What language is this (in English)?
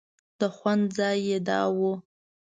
Pashto